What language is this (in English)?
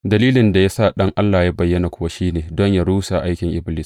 Hausa